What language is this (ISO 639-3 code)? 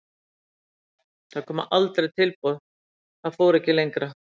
isl